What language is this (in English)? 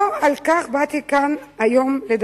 Hebrew